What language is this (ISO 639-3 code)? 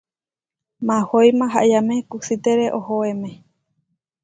var